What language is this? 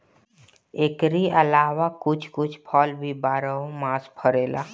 Bhojpuri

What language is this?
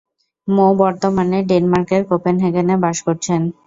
Bangla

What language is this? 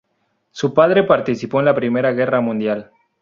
Spanish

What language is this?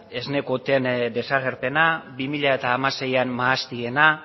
Basque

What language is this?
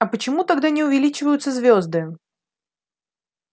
Russian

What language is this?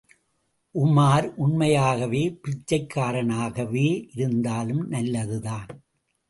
Tamil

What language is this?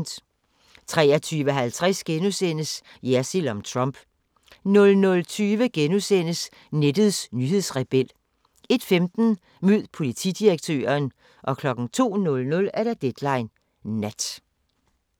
Danish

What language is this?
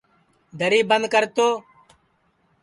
Sansi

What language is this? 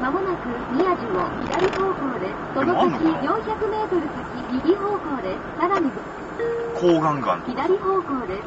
Japanese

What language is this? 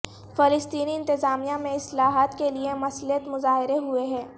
Urdu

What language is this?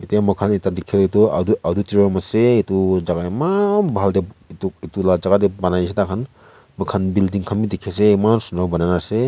Naga Pidgin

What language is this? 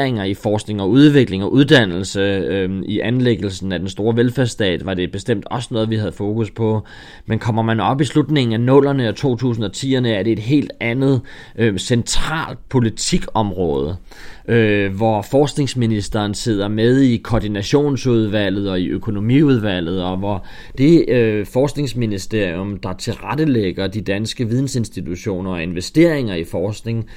Danish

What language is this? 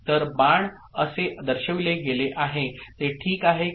Marathi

